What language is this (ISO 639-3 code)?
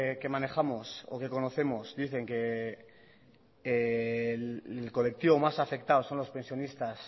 spa